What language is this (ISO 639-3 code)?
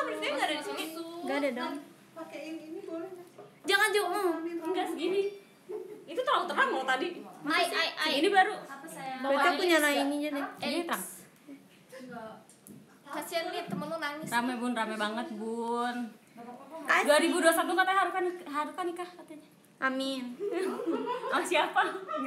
ind